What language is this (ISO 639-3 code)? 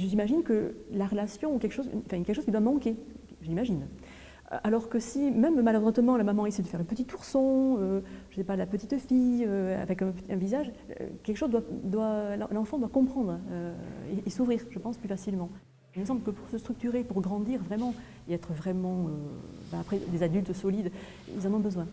fra